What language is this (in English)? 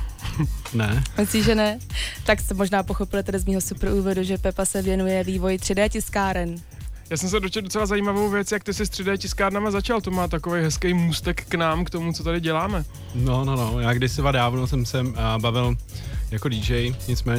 Czech